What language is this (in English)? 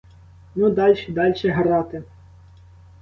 Ukrainian